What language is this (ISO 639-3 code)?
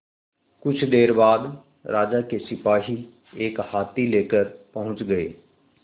hin